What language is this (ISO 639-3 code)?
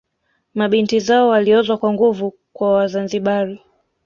swa